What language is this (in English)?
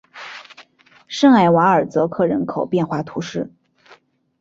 Chinese